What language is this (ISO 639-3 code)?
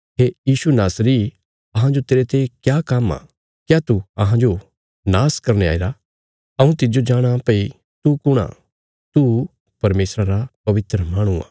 kfs